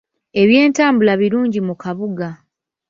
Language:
Ganda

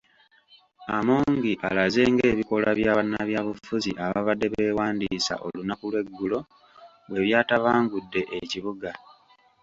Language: Ganda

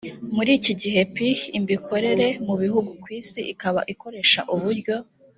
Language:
Kinyarwanda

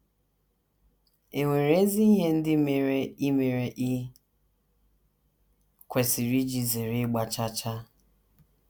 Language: Igbo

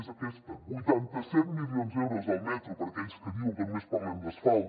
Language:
Catalan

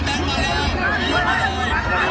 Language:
Thai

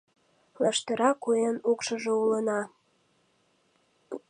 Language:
Mari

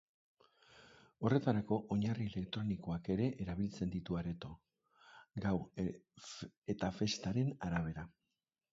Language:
Basque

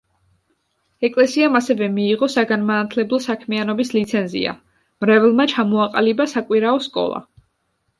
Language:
Georgian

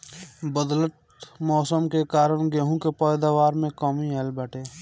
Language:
Bhojpuri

